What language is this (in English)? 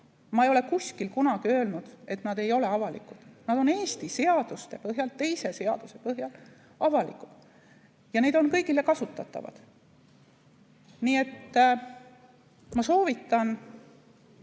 Estonian